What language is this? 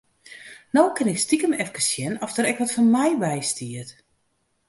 Western Frisian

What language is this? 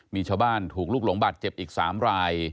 Thai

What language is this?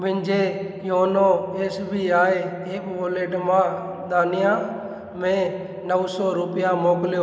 Sindhi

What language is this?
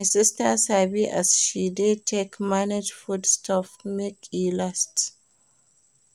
Nigerian Pidgin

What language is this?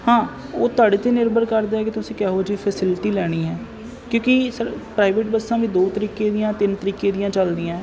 Punjabi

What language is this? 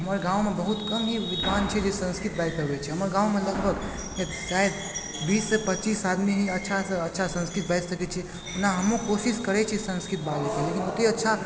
Maithili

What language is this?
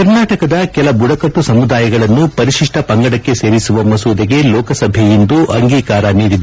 Kannada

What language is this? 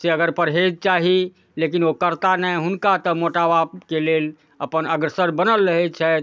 Maithili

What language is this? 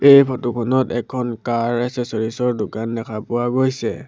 Assamese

